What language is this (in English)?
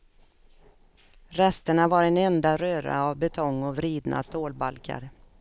Swedish